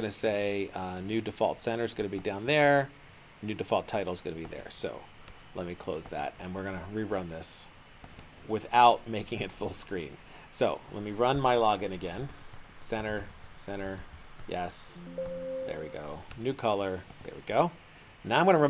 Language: English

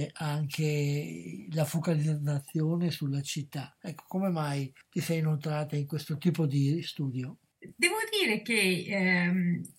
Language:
Italian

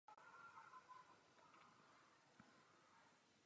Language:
Czech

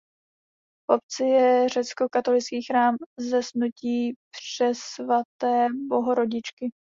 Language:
Czech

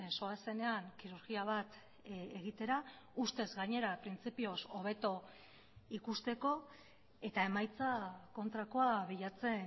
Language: Basque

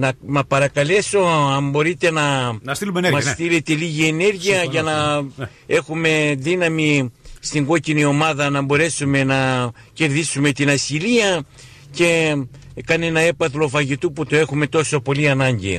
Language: Greek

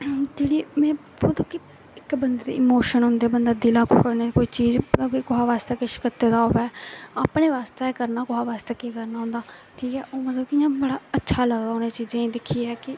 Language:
Dogri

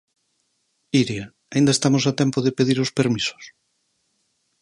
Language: Galician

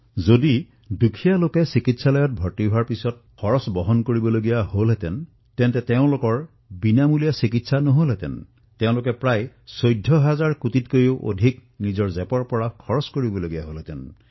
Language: Assamese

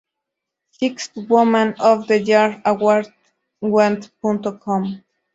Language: Spanish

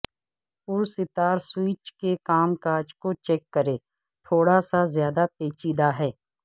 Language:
Urdu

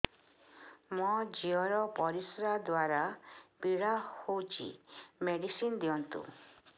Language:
Odia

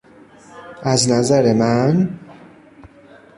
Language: Persian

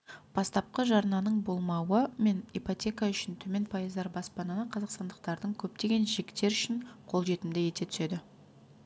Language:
Kazakh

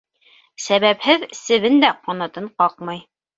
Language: Bashkir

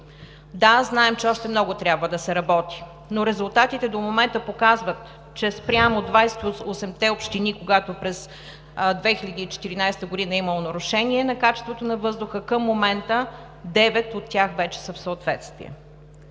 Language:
Bulgarian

